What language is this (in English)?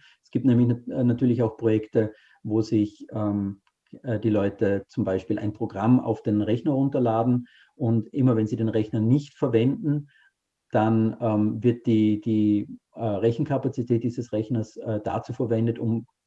German